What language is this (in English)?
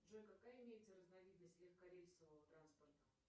Russian